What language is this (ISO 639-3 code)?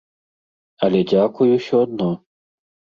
bel